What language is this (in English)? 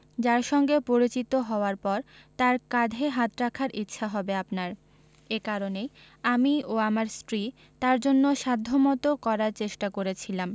Bangla